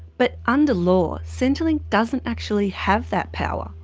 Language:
English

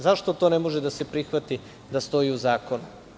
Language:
Serbian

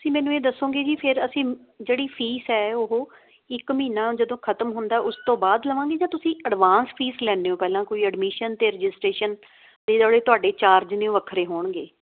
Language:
Punjabi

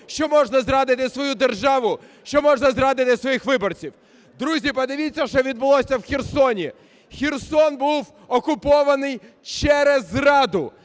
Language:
Ukrainian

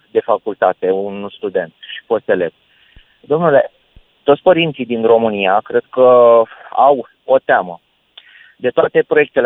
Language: Romanian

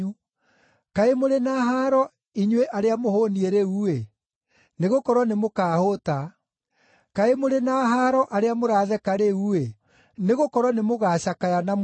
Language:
Kikuyu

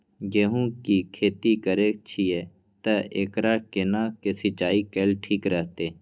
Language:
Maithili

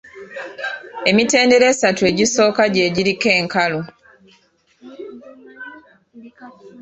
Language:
Ganda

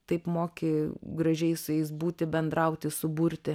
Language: Lithuanian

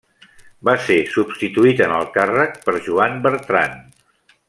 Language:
Catalan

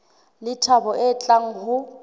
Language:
Southern Sotho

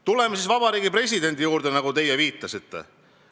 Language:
Estonian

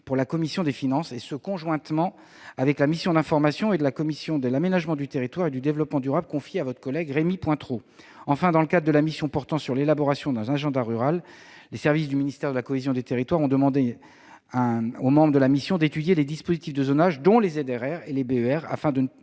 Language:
French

